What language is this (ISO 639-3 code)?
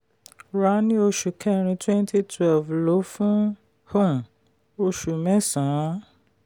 yor